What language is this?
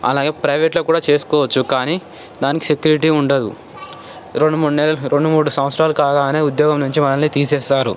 Telugu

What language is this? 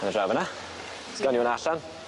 Welsh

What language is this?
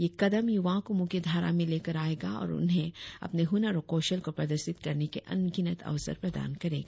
Hindi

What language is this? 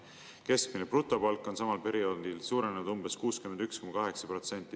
Estonian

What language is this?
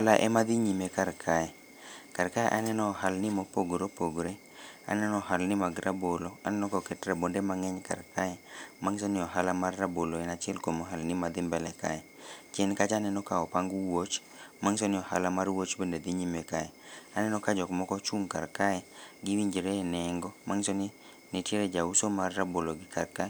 Luo (Kenya and Tanzania)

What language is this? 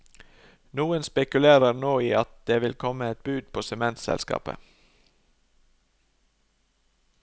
Norwegian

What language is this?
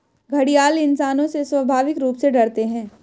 Hindi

